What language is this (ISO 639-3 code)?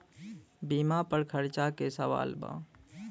bho